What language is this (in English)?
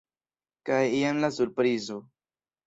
Esperanto